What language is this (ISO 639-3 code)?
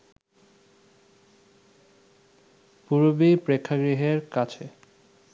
ben